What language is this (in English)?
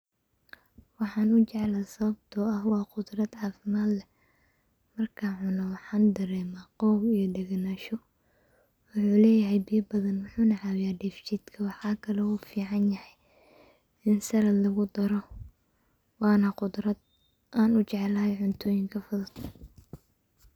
Somali